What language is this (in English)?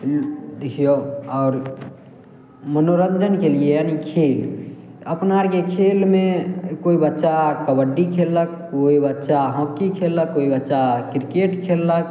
Maithili